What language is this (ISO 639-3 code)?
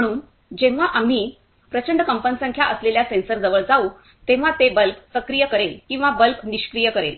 mar